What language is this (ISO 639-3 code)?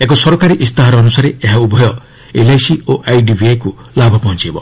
ori